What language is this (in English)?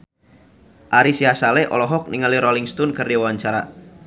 Sundanese